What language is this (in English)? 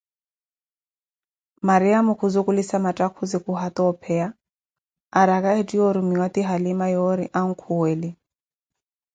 Koti